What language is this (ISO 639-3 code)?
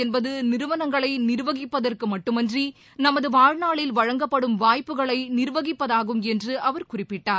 tam